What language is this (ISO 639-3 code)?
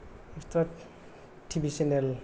brx